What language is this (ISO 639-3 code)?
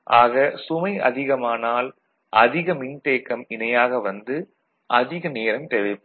tam